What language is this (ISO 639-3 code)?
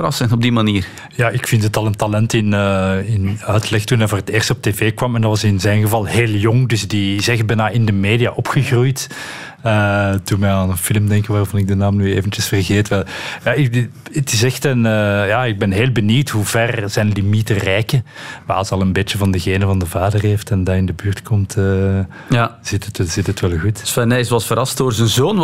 nld